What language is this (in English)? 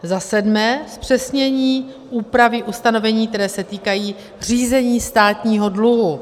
Czech